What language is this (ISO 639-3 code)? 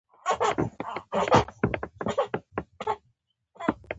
pus